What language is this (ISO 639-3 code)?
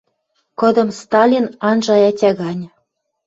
mrj